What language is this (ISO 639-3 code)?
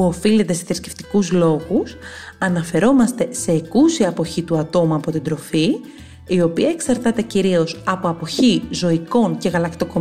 ell